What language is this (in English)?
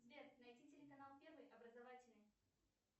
Russian